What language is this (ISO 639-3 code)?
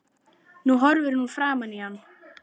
isl